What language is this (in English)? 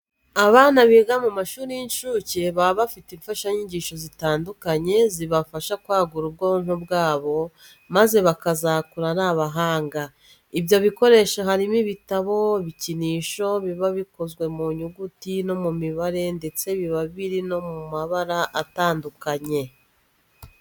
Kinyarwanda